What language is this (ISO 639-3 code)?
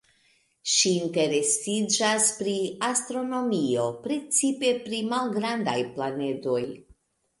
epo